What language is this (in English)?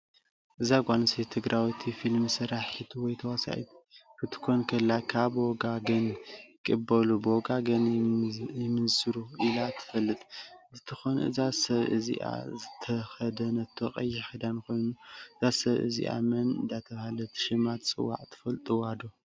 Tigrinya